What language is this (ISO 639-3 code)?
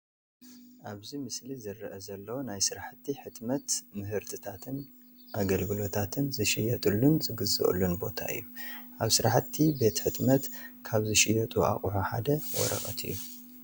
tir